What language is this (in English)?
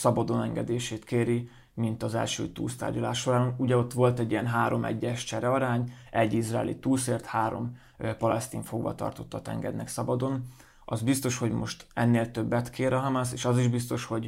Hungarian